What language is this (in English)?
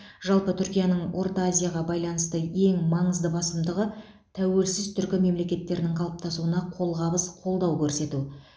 Kazakh